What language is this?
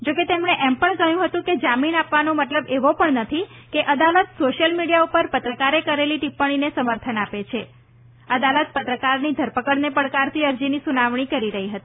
Gujarati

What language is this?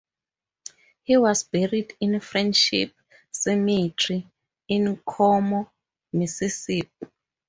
English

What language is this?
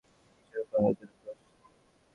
Bangla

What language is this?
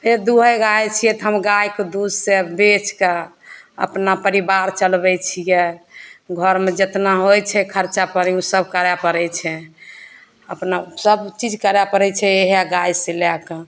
Maithili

